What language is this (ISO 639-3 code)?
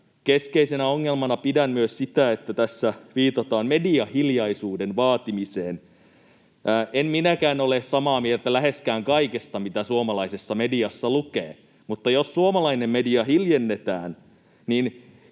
fin